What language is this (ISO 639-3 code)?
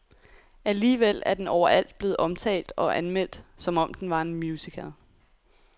dan